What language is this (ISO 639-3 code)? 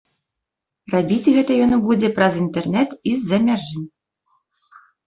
bel